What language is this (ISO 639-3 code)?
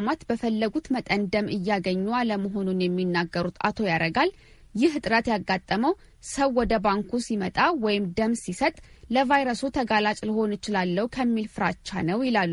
amh